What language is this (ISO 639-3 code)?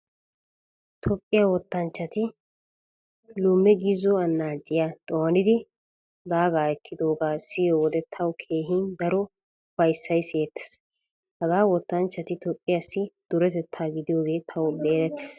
wal